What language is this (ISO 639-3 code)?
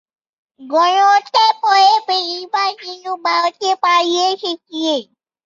ben